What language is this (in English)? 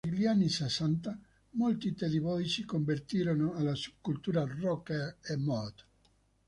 Italian